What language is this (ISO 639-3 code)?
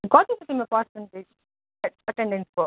nep